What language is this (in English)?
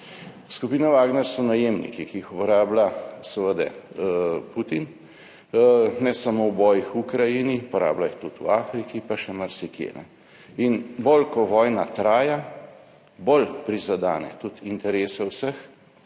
Slovenian